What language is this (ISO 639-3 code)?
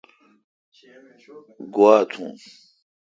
xka